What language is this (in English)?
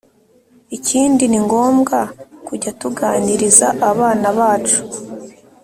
Kinyarwanda